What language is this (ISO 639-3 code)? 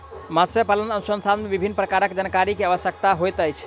mai